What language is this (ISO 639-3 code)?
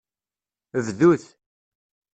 kab